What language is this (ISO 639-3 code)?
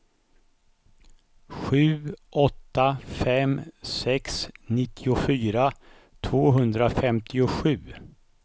swe